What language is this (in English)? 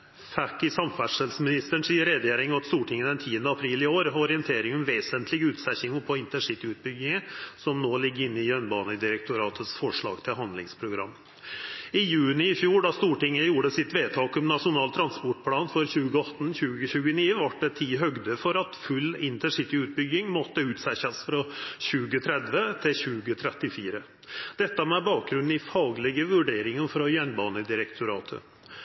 Norwegian Nynorsk